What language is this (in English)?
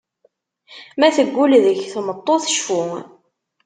Kabyle